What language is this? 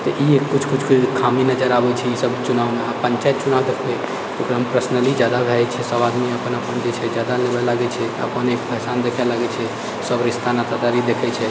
Maithili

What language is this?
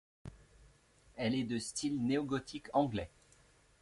French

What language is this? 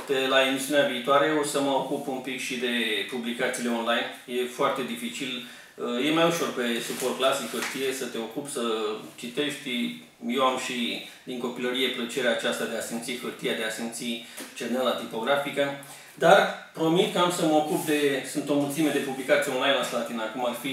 Romanian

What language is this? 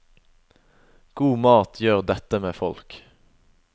Norwegian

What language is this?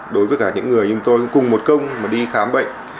Vietnamese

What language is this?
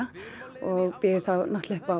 Icelandic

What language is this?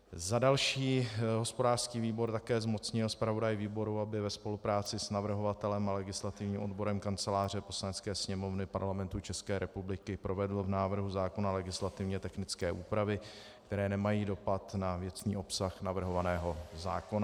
Czech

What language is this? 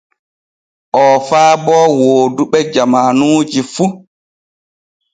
Borgu Fulfulde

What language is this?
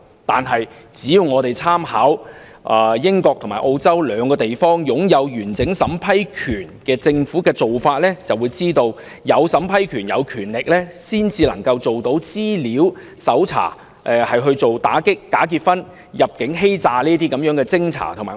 Cantonese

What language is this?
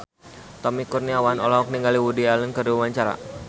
Sundanese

